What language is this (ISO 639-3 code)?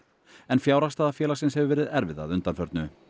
isl